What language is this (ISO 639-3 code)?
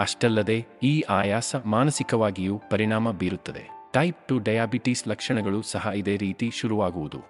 kan